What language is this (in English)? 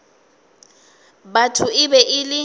Northern Sotho